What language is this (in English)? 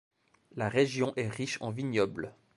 French